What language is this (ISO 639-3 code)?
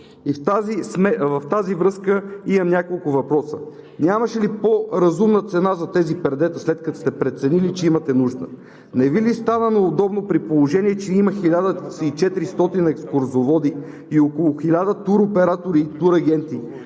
bul